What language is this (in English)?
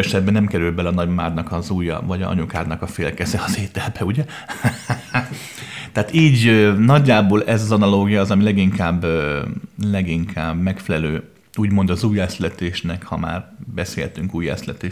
Hungarian